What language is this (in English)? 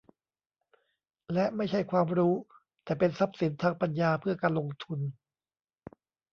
Thai